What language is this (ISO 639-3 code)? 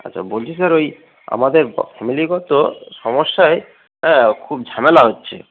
ben